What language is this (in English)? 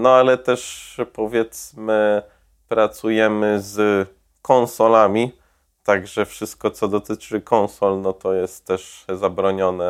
Polish